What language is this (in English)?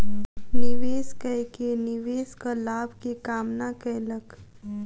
Maithili